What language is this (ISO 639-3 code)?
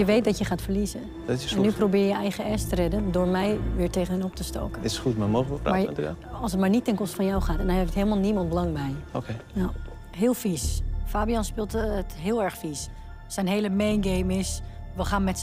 nld